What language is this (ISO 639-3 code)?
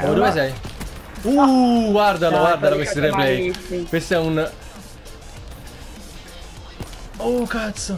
ita